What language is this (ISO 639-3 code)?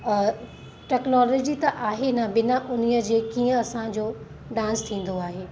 snd